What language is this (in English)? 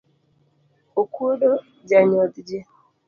Luo (Kenya and Tanzania)